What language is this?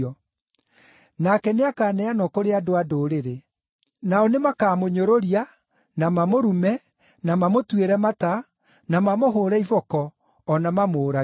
Kikuyu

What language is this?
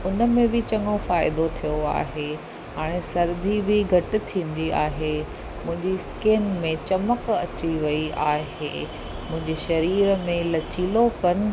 Sindhi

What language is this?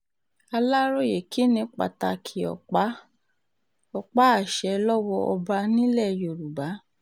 Yoruba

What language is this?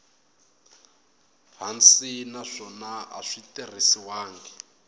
Tsonga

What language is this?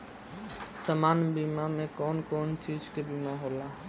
Bhojpuri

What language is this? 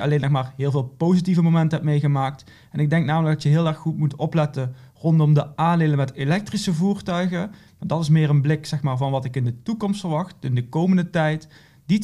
Dutch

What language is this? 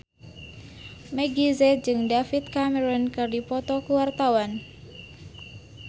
Sundanese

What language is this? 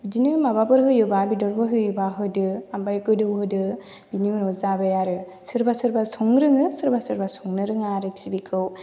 Bodo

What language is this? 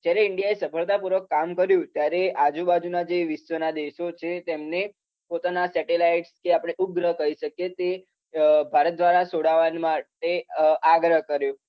Gujarati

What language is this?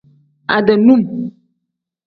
Tem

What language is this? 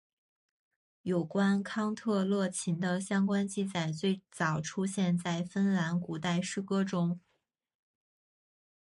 Chinese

